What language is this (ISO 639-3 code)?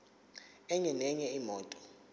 zul